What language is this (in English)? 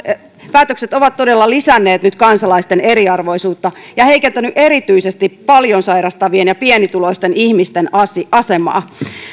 Finnish